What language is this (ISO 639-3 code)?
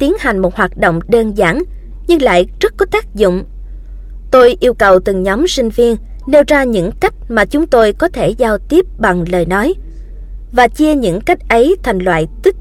vie